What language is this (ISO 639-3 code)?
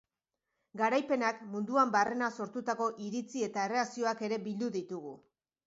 eus